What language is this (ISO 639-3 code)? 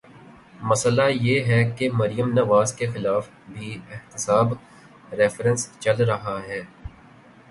urd